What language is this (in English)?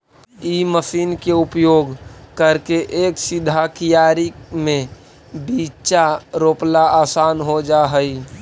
Magahi